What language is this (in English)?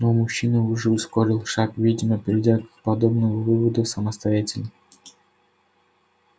Russian